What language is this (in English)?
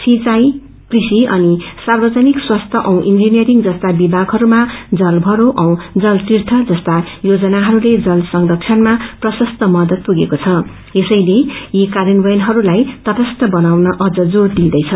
Nepali